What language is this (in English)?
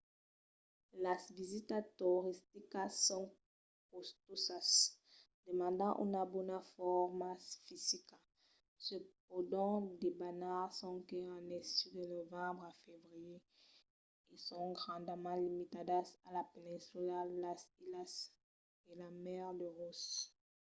Occitan